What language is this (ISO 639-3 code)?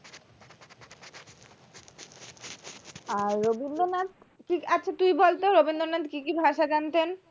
ben